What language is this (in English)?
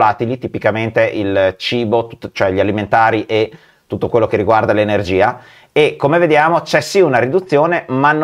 Italian